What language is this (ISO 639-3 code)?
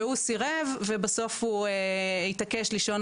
heb